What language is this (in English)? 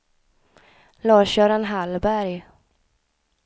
Swedish